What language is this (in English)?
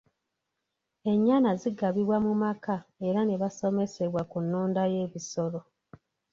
Ganda